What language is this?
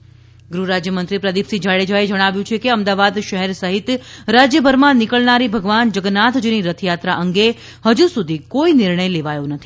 Gujarati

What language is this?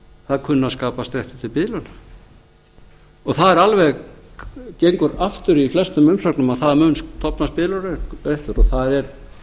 Icelandic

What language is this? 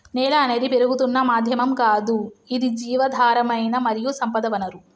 Telugu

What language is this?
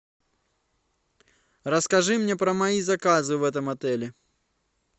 Russian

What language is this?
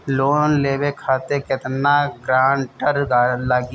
Bhojpuri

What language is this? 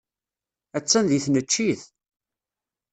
Kabyle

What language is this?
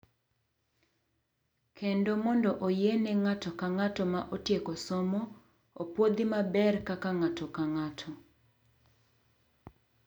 Luo (Kenya and Tanzania)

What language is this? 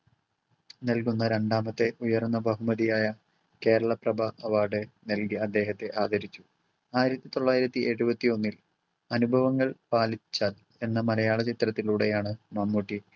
Malayalam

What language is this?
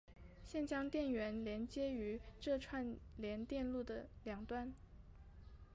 Chinese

